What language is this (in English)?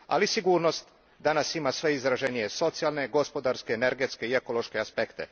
Croatian